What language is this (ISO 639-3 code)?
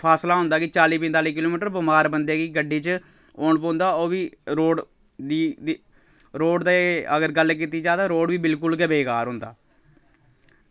doi